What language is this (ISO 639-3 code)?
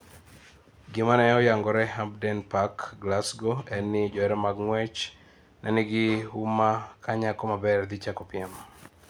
luo